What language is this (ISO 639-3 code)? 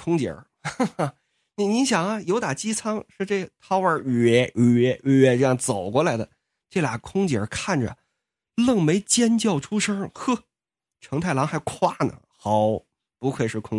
zho